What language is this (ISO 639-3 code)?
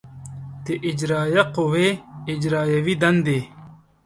pus